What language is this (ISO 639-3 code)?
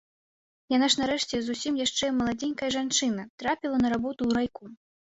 bel